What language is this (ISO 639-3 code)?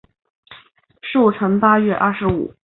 zho